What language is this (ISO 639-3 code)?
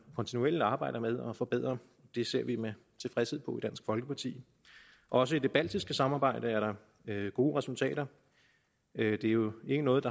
dan